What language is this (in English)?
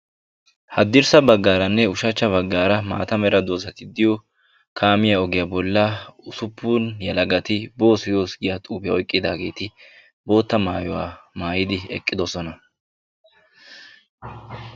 Wolaytta